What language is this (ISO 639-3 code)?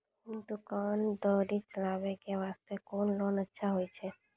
mai